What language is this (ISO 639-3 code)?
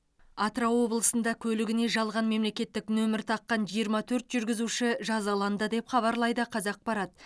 kaz